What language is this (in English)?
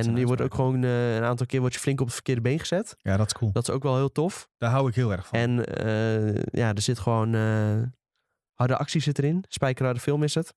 Dutch